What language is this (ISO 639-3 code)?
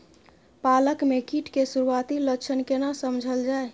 mai